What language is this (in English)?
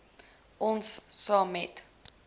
Afrikaans